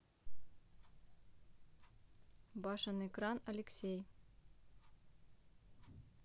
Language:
Russian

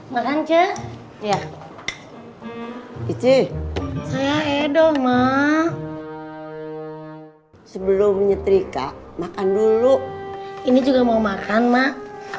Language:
Indonesian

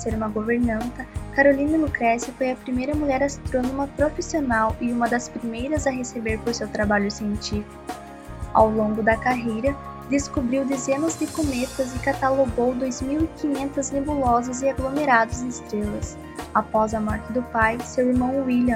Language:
Portuguese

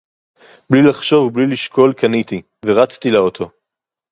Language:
Hebrew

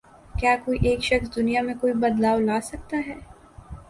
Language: Urdu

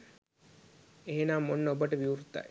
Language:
Sinhala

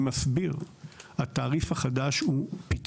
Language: Hebrew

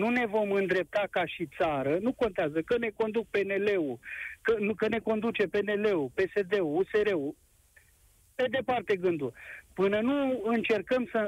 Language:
Romanian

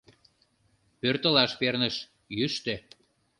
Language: Mari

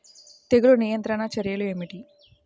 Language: Telugu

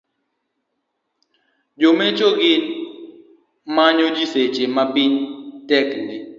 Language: Luo (Kenya and Tanzania)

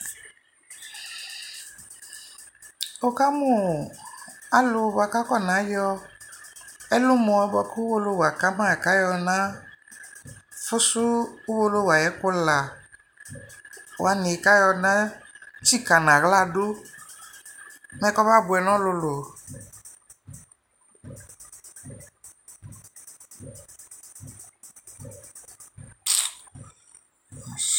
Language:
Ikposo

